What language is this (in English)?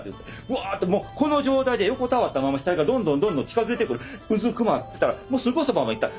Japanese